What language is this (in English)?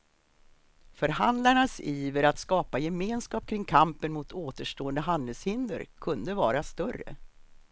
Swedish